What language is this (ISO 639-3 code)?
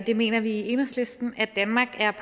dan